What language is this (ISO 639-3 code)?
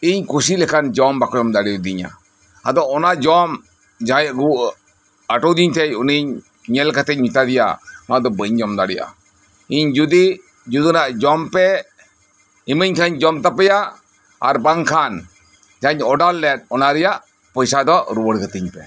sat